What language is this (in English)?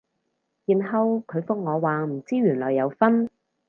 Cantonese